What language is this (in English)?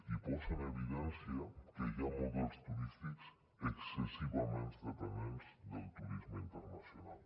Catalan